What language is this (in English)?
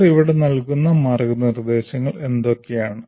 Malayalam